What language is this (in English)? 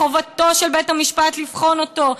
Hebrew